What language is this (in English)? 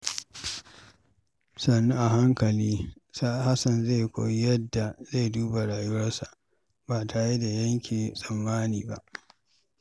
Hausa